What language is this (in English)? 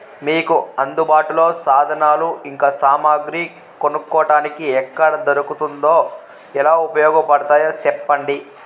Telugu